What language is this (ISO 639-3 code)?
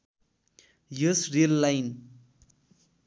nep